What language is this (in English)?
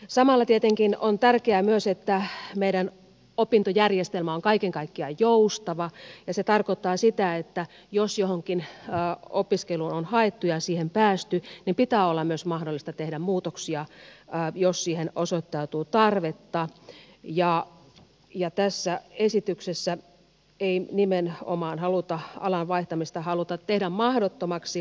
Finnish